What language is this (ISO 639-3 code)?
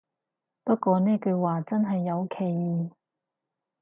yue